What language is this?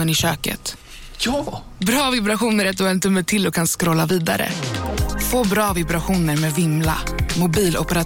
Swedish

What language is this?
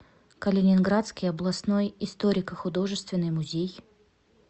Russian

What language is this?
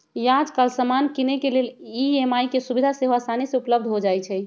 Magahi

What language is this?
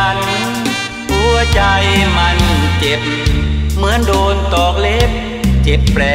Thai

